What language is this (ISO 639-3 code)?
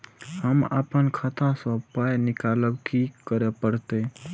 mai